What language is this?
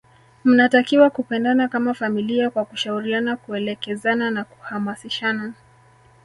Swahili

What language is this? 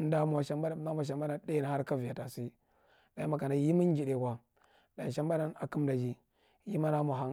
Marghi Central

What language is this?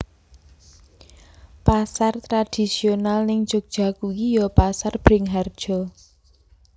Javanese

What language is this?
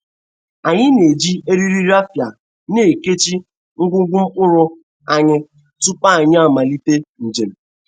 Igbo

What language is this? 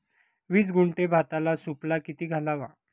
Marathi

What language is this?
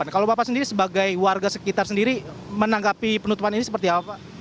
Indonesian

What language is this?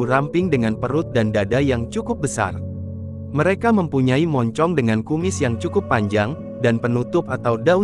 Indonesian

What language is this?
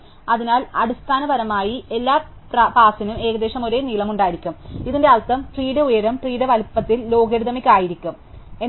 Malayalam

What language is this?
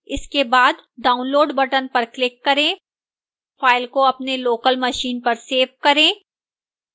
Hindi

